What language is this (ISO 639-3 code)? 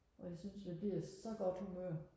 dan